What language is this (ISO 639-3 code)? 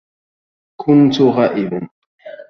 ara